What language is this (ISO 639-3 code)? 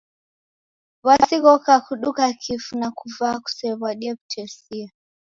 dav